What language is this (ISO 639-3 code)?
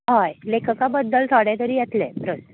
kok